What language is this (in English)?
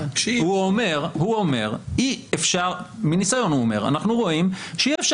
Hebrew